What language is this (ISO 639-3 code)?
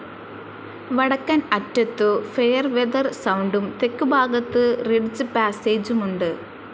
mal